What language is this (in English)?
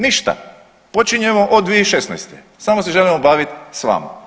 Croatian